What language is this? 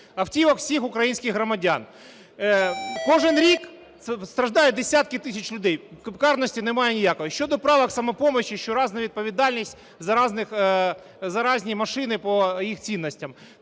Ukrainian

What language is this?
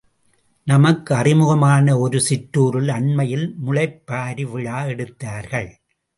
Tamil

